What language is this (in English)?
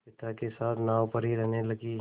Hindi